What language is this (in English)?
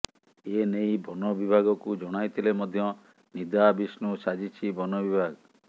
Odia